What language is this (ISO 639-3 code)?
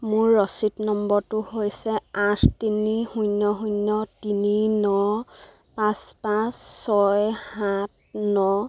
asm